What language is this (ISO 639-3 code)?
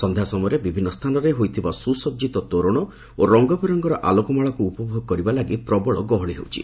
ori